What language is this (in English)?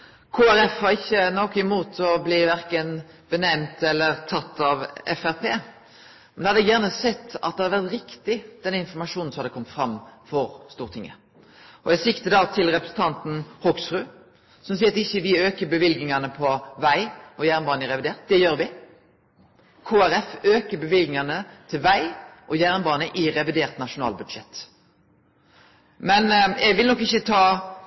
Norwegian Nynorsk